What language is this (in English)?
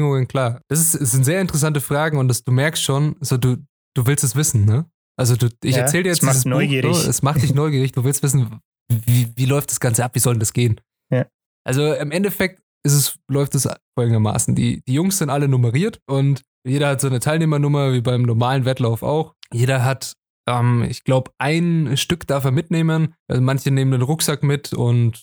German